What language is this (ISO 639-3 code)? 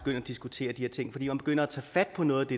dan